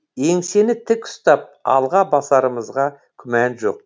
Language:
Kazakh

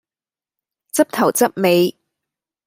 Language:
Cantonese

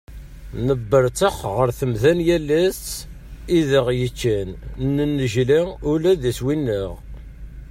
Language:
Kabyle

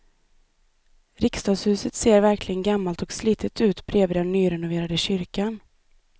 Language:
Swedish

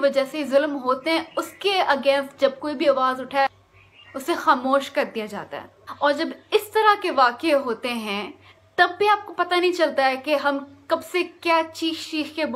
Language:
Hindi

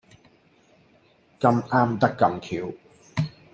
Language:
Cantonese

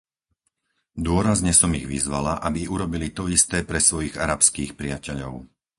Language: Slovak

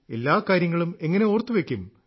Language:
Malayalam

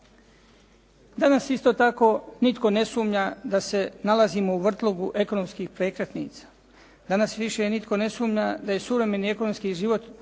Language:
Croatian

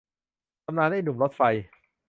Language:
Thai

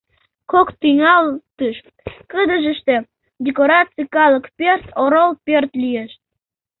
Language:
Mari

